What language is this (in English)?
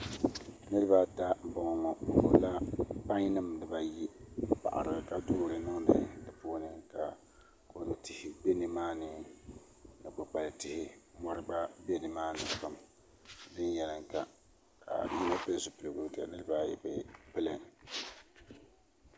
Dagbani